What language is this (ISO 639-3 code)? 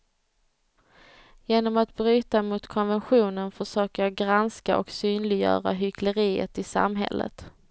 swe